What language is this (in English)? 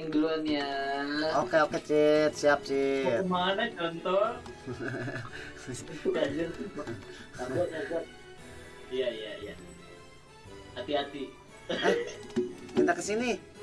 Indonesian